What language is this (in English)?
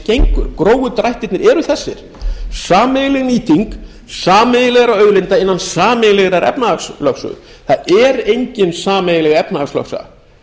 Icelandic